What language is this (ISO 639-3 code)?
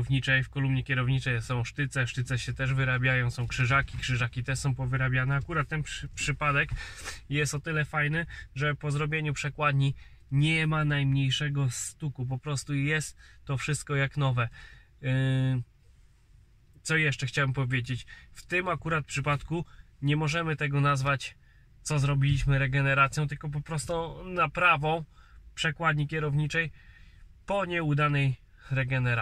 pol